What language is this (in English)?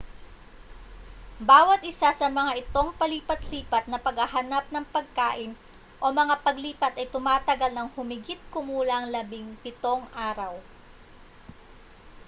Filipino